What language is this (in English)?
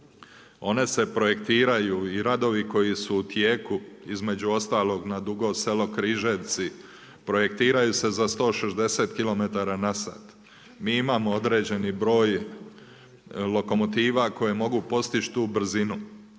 Croatian